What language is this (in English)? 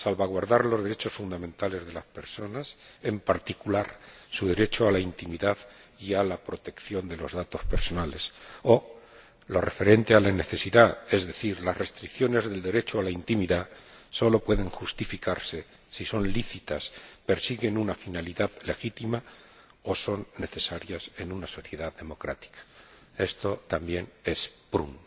Spanish